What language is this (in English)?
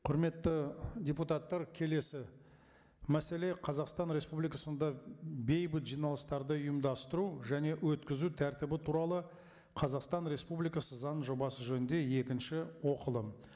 Kazakh